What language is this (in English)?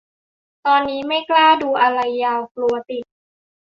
Thai